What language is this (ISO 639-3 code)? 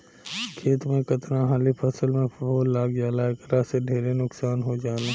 bho